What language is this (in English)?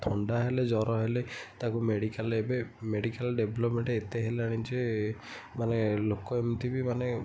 Odia